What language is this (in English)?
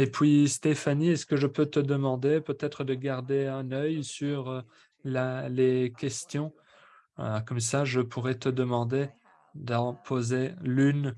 French